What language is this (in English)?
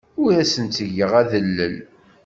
Kabyle